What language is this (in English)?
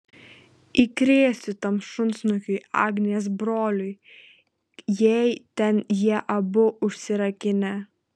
Lithuanian